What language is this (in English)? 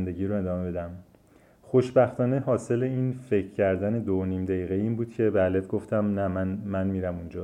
Persian